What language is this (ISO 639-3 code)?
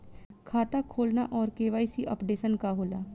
bho